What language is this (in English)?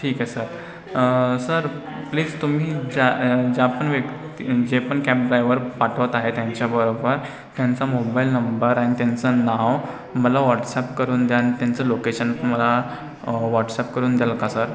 Marathi